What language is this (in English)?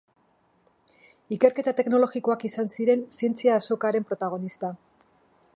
Basque